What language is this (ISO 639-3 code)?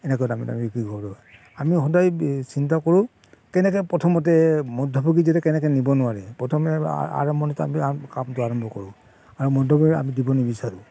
asm